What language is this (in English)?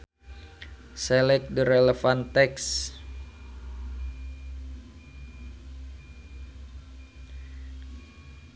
Sundanese